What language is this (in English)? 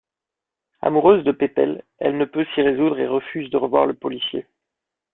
French